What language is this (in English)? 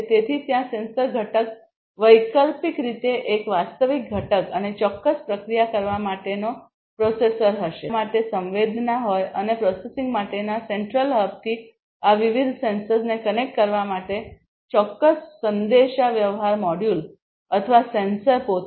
Gujarati